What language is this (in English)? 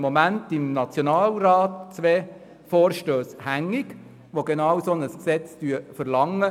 Swiss German